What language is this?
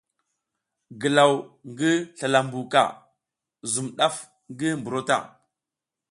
South Giziga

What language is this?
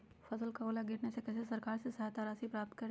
Magahi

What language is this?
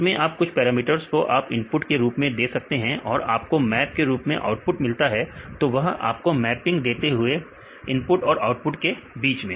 Hindi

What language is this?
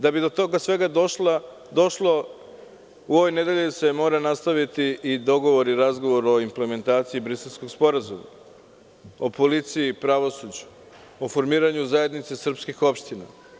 Serbian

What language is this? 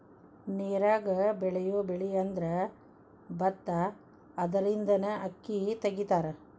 Kannada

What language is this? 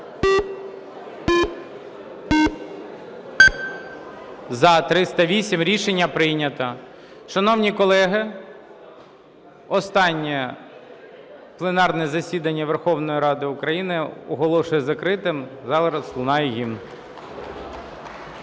Ukrainian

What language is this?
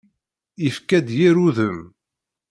Kabyle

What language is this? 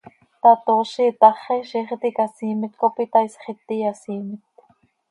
Seri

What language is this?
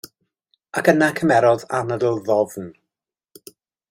Welsh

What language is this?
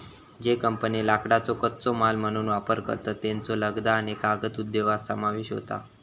Marathi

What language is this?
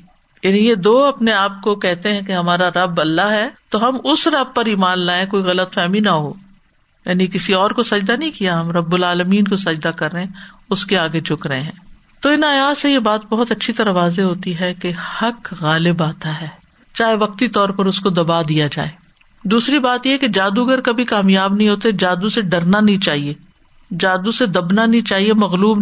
Urdu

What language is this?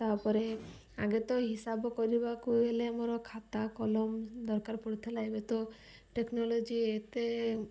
Odia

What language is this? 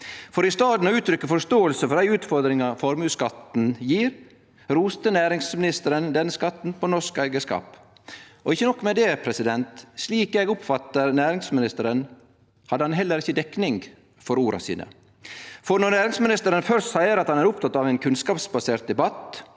Norwegian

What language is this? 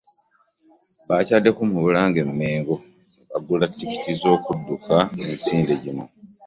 Ganda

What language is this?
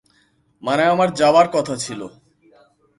Bangla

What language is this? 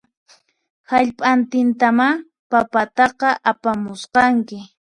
Puno Quechua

